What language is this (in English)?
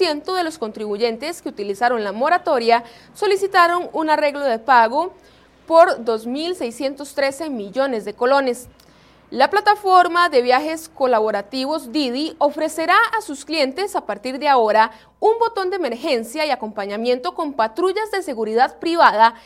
Spanish